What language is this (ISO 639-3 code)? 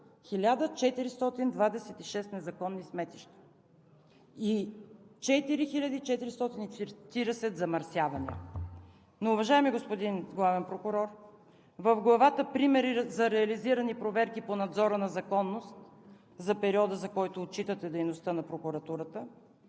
bul